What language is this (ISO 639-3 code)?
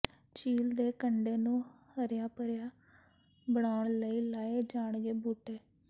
pan